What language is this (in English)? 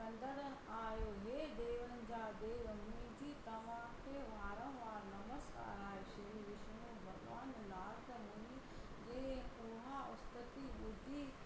Sindhi